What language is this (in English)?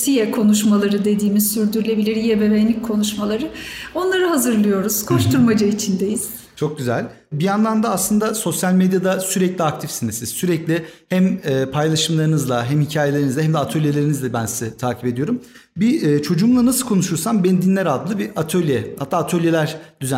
Turkish